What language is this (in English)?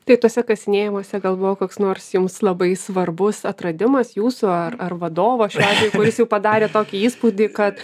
Lithuanian